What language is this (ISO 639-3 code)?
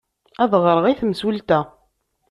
kab